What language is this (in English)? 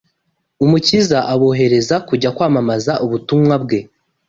Kinyarwanda